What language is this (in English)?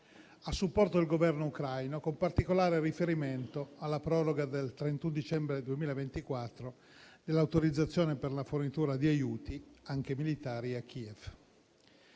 Italian